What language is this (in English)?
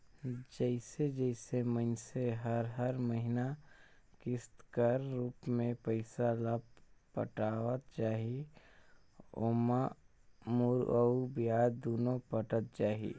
Chhattisgarhi